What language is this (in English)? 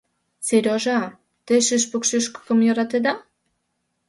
Mari